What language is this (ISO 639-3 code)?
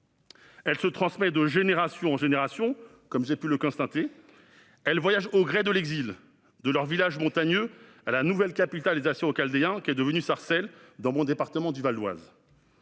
fra